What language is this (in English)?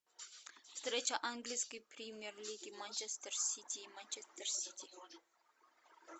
Russian